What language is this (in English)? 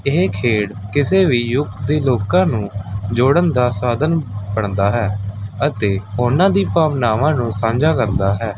Punjabi